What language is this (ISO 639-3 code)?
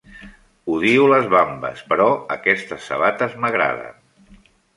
cat